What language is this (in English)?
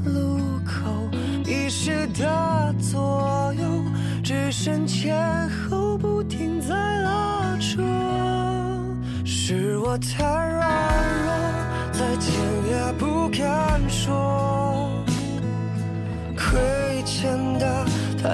Chinese